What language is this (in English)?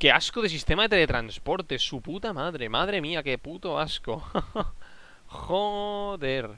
Spanish